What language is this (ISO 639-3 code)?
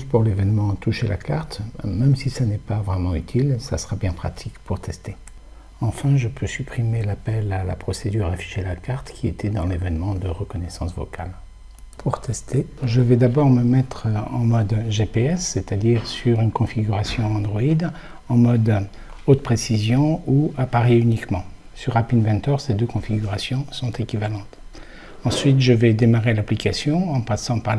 fra